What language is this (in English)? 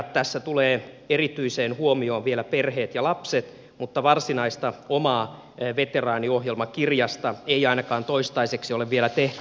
Finnish